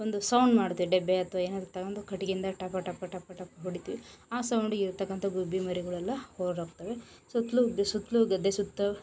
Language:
Kannada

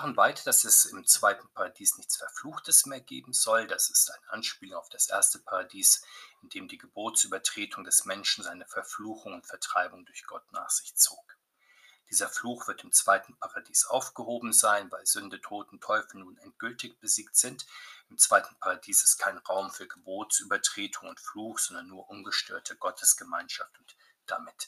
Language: German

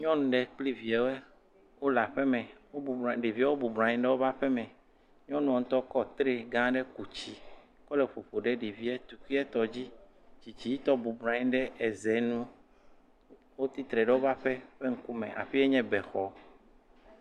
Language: Ewe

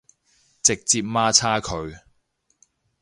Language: Cantonese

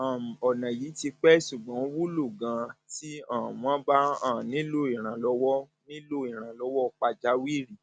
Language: Yoruba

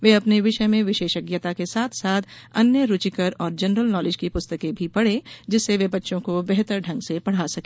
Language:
Hindi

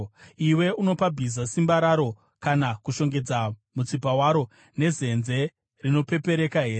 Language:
Shona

